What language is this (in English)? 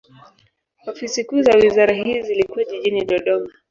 Swahili